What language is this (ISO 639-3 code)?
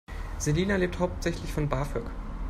deu